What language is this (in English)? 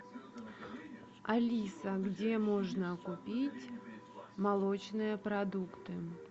Russian